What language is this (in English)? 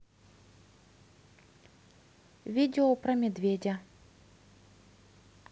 Russian